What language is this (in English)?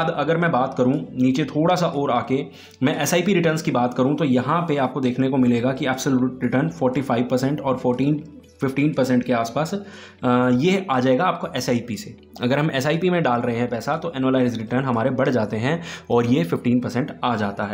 Hindi